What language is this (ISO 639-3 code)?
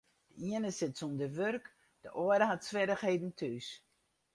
fry